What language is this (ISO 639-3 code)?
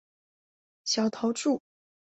zho